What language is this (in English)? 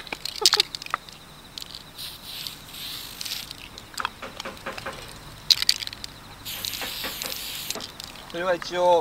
Japanese